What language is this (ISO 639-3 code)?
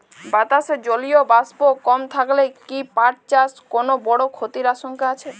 ben